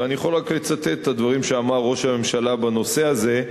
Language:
Hebrew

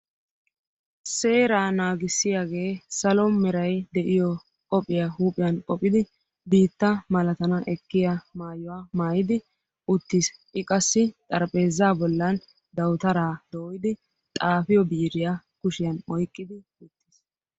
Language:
Wolaytta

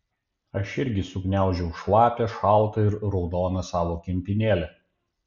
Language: Lithuanian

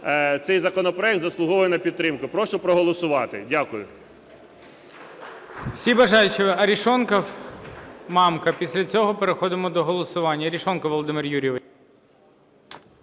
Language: Ukrainian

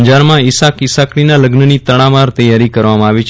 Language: Gujarati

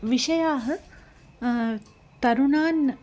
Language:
Sanskrit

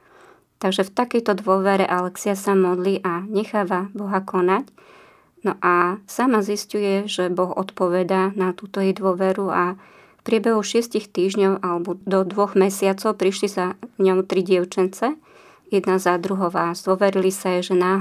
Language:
Slovak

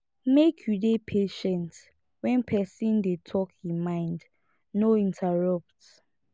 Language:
Nigerian Pidgin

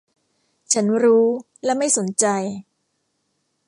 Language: Thai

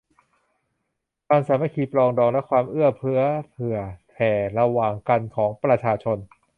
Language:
Thai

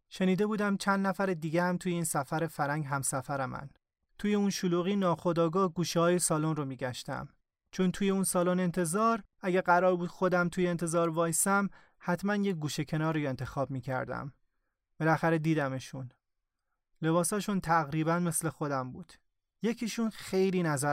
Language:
Persian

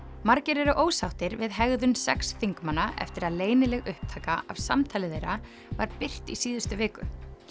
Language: Icelandic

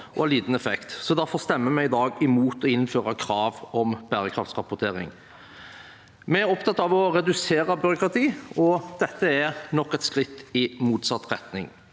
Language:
Norwegian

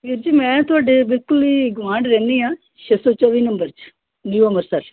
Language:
Punjabi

